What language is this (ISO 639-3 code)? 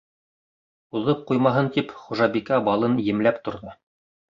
bak